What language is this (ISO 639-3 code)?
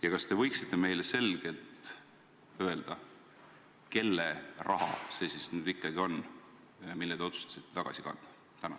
est